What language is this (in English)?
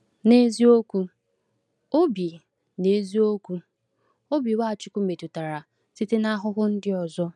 Igbo